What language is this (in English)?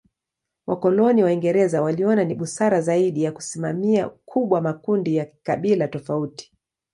Swahili